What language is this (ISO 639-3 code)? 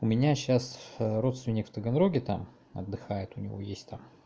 rus